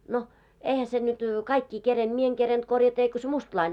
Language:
Finnish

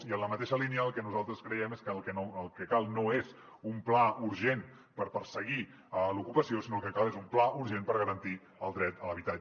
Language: Catalan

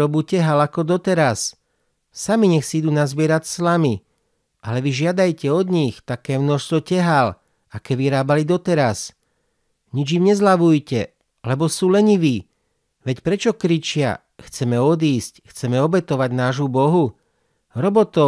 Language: Slovak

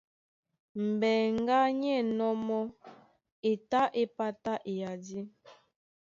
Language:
Duala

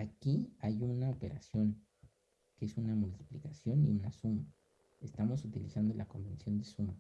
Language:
Spanish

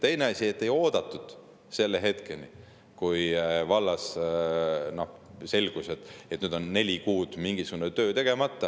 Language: Estonian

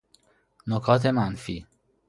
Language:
Persian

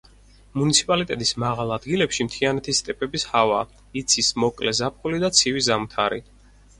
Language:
Georgian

